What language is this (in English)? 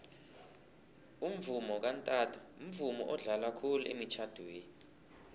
South Ndebele